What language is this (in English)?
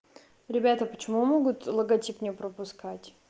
Russian